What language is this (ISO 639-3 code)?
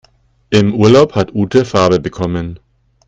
deu